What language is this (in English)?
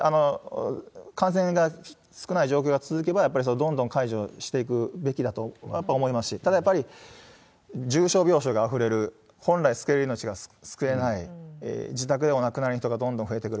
Japanese